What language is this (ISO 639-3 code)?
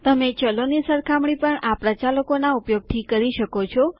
guj